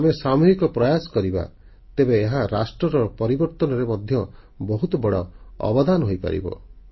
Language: Odia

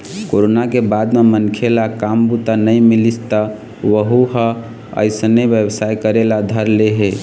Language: Chhattisgarhi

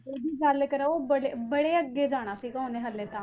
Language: Punjabi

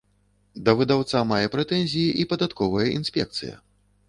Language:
Belarusian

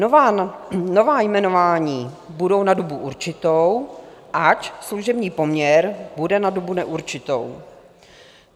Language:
Czech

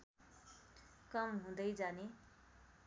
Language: Nepali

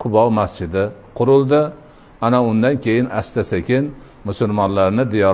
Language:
Turkish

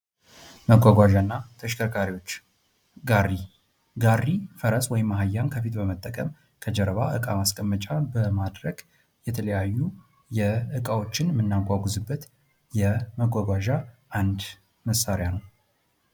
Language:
Amharic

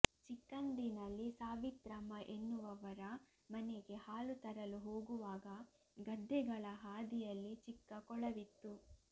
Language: Kannada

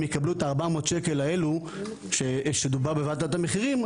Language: Hebrew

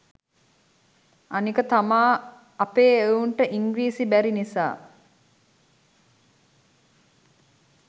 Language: Sinhala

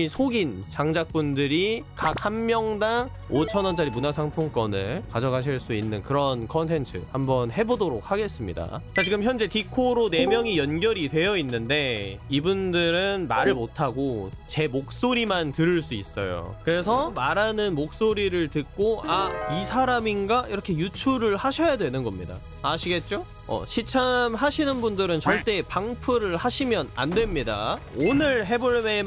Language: Korean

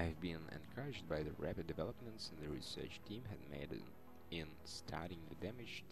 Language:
Russian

